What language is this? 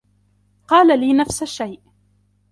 Arabic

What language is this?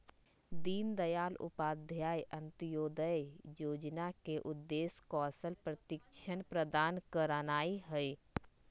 Magahi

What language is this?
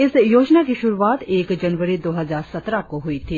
Hindi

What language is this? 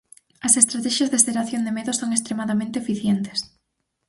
Galician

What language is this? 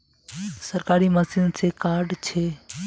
Magahi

